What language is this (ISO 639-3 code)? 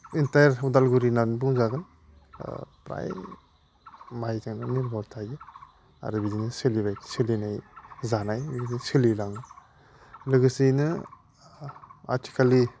brx